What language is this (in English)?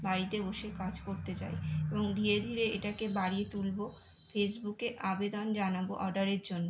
Bangla